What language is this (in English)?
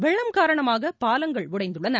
Tamil